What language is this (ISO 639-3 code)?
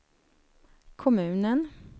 swe